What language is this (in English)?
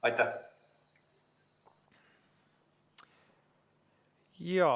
Estonian